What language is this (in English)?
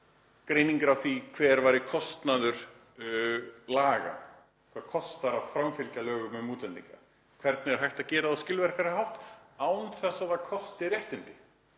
Icelandic